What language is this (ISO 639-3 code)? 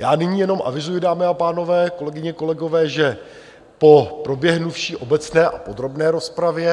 ces